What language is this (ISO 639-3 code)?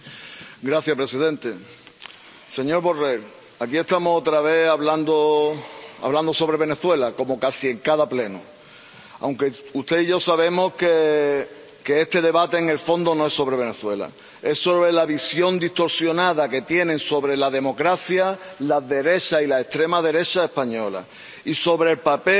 spa